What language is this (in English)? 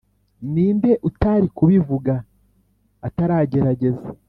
Kinyarwanda